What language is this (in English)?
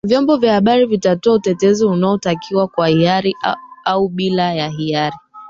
Swahili